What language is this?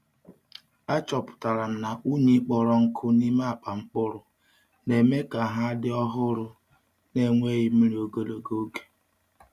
Igbo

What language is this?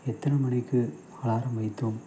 Tamil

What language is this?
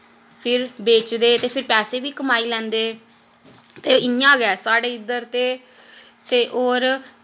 Dogri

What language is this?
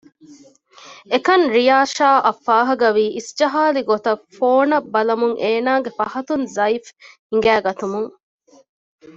Divehi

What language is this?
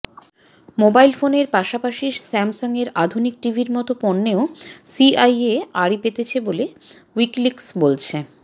Bangla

